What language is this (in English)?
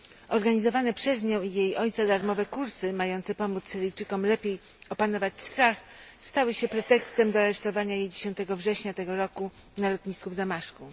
Polish